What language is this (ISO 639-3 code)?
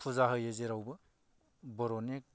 brx